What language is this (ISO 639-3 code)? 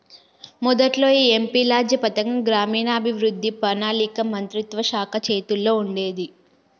tel